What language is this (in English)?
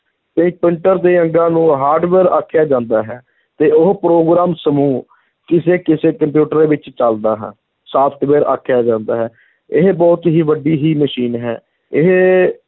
Punjabi